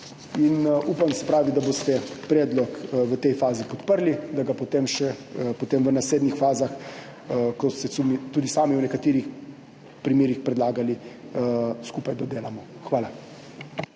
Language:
Slovenian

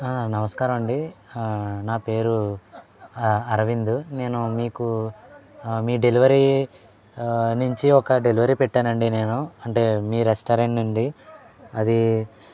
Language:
Telugu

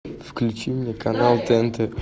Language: Russian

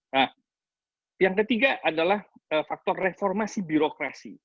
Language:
Indonesian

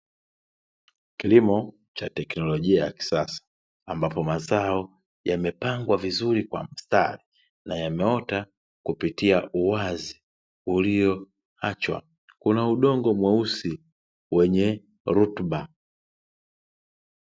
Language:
Swahili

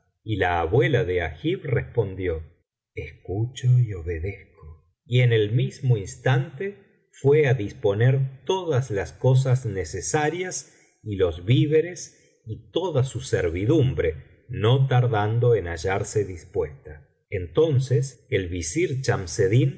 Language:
Spanish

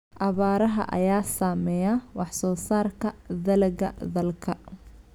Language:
Somali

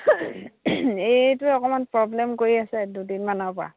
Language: Assamese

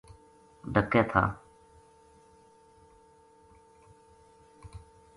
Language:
Gujari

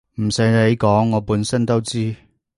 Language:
Cantonese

